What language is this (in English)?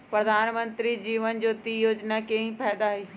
Magahi